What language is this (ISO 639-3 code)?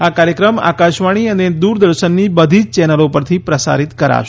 guj